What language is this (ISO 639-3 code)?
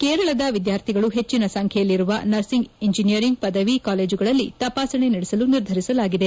kan